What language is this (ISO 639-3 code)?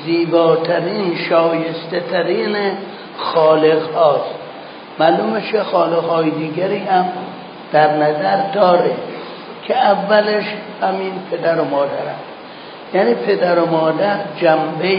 fas